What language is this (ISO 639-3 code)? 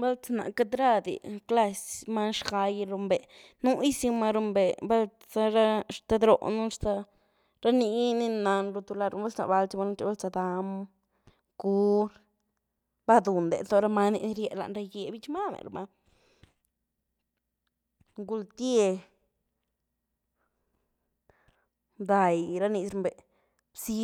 ztu